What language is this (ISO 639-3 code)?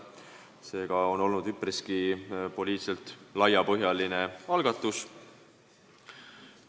est